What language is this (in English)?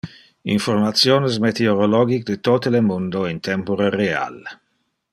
Interlingua